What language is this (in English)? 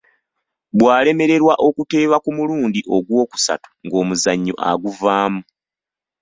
Ganda